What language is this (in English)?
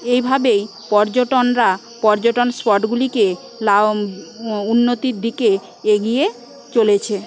Bangla